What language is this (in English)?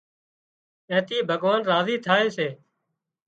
Wadiyara Koli